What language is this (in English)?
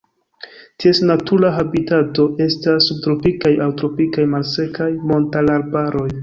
Esperanto